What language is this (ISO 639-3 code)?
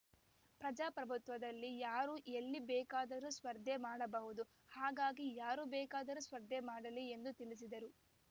kan